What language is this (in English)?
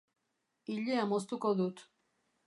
Basque